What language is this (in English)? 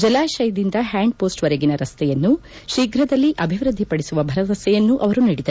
Kannada